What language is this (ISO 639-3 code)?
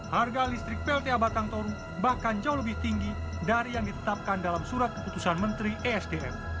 ind